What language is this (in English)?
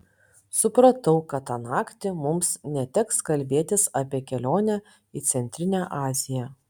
Lithuanian